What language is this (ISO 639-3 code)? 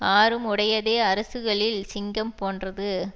tam